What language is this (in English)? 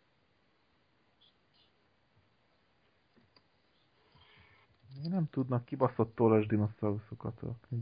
Hungarian